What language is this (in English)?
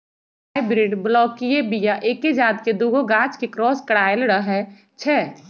Magahi